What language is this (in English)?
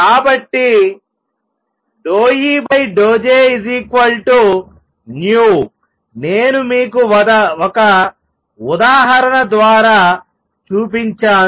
Telugu